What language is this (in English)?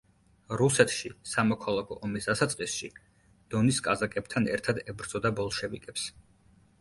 Georgian